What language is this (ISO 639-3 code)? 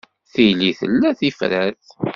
kab